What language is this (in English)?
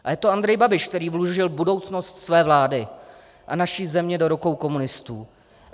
Czech